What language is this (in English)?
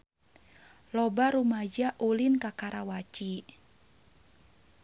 Sundanese